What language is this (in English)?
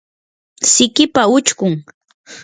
Yanahuanca Pasco Quechua